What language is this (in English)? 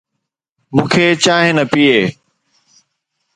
Sindhi